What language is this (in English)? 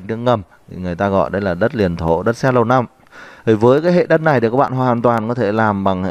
Vietnamese